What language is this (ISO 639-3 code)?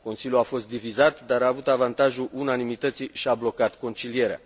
ron